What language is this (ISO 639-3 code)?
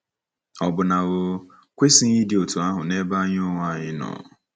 ibo